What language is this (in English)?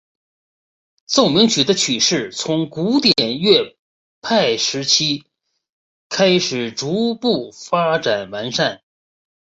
Chinese